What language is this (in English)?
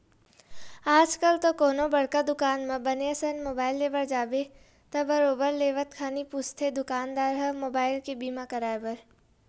Chhattisgarhi